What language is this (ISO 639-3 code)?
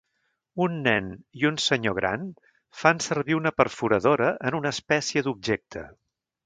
cat